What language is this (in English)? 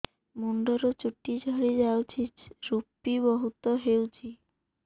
Odia